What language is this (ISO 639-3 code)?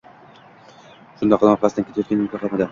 uzb